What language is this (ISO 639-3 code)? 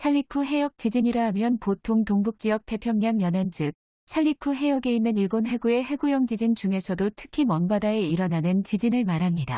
kor